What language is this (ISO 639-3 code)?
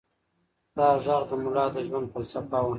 pus